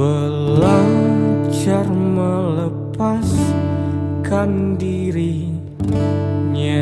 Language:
Indonesian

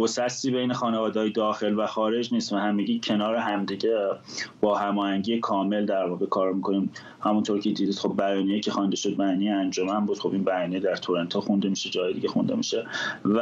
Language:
Persian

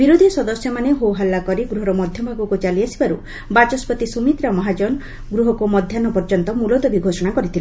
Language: Odia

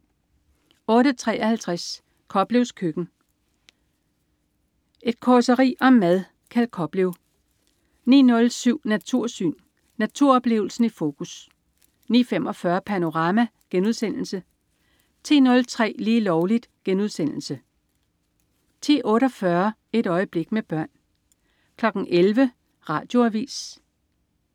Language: Danish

